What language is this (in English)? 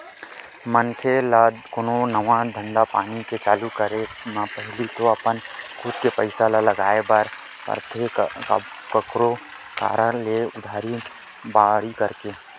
Chhattisgarhi